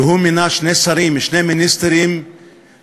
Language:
Hebrew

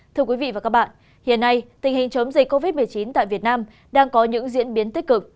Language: Vietnamese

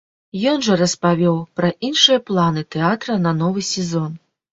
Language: Belarusian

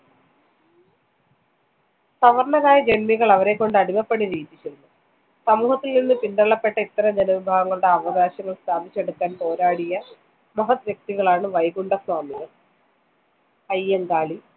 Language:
Malayalam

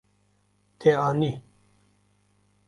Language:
Kurdish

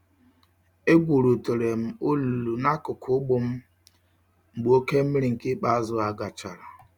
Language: Igbo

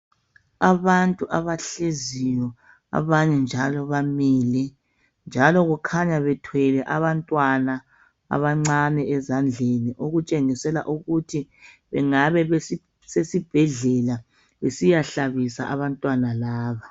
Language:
North Ndebele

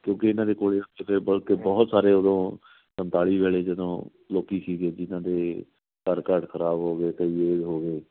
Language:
Punjabi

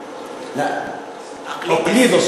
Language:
Hebrew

